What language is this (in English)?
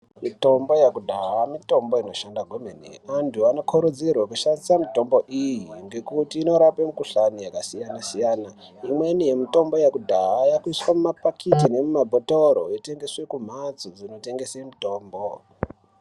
Ndau